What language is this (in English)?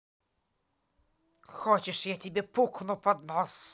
Russian